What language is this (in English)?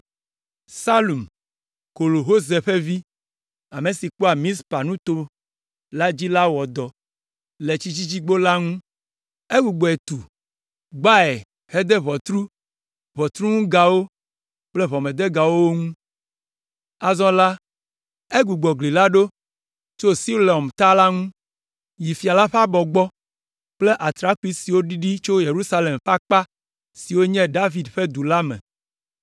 Ewe